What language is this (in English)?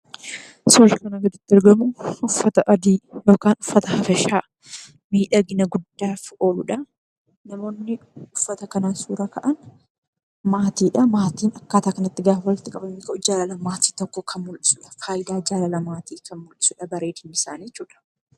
Oromo